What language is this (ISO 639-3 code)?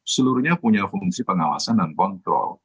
ind